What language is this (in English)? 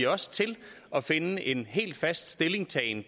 Danish